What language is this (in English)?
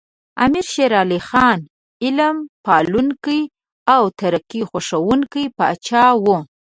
Pashto